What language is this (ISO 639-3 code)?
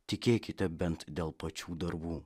lit